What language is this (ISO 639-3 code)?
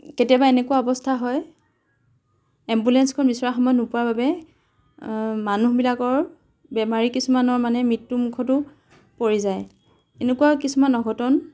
asm